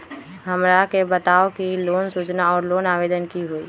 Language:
Magahi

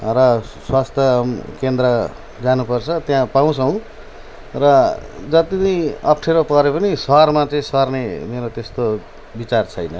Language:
Nepali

